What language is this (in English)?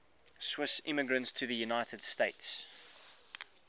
English